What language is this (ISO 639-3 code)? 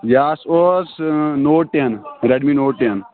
kas